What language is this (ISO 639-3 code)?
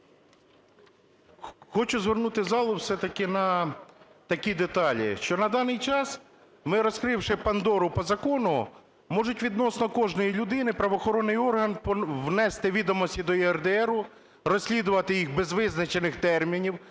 ukr